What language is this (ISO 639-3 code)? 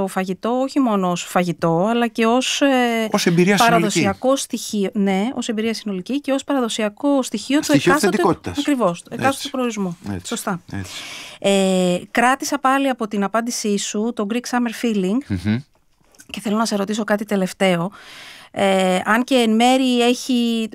ell